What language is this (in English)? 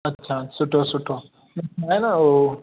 Sindhi